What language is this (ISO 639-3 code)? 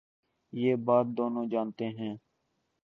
urd